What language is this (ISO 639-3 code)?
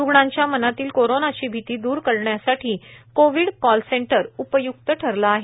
mar